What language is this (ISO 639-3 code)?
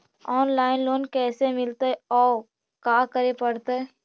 mag